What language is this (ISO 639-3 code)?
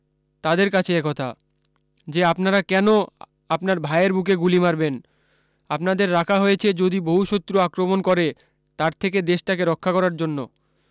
ben